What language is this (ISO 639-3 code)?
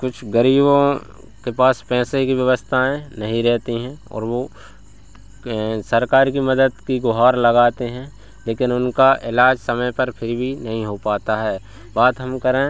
hin